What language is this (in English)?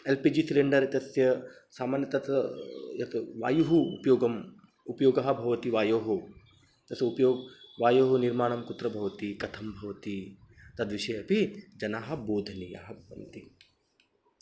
Sanskrit